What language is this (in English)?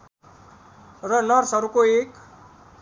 Nepali